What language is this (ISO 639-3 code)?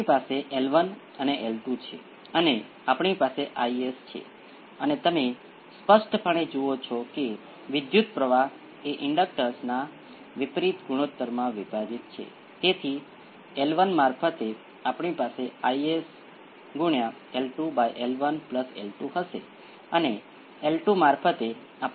guj